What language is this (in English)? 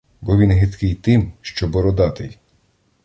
Ukrainian